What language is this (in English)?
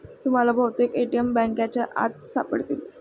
Marathi